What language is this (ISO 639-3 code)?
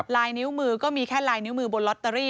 tha